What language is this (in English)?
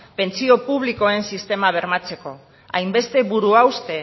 Basque